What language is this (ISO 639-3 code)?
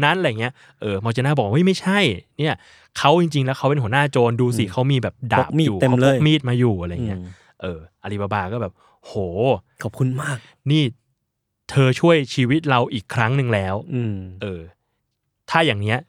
tha